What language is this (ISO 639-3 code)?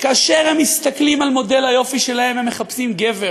heb